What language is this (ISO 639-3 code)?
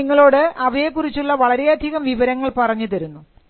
mal